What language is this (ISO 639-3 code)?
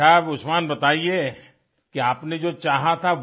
hin